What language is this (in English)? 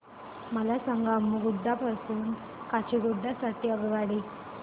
Marathi